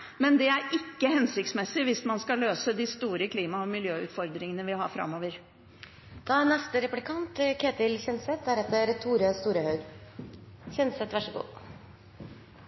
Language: Norwegian Bokmål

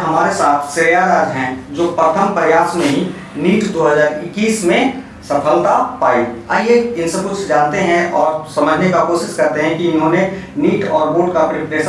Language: Hindi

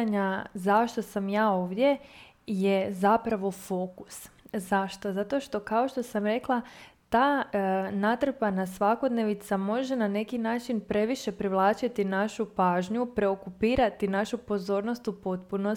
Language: Croatian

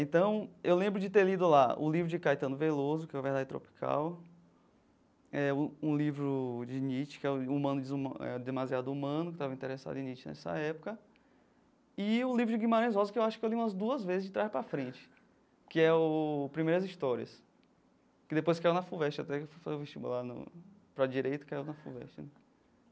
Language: Portuguese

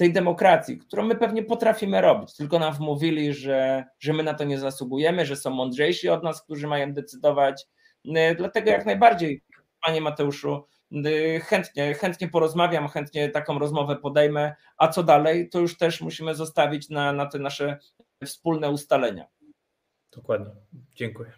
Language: Polish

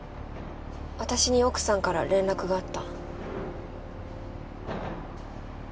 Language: Japanese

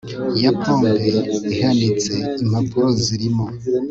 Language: Kinyarwanda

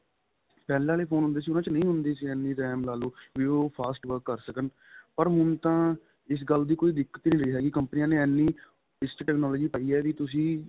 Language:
Punjabi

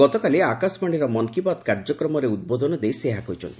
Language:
Odia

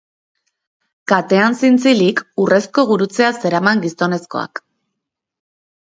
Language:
Basque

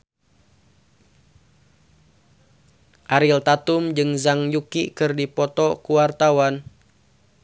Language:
Sundanese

